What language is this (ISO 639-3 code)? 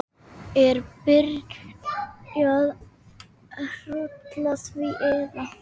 isl